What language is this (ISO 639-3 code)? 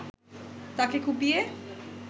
ben